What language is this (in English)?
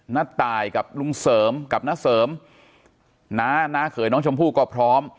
Thai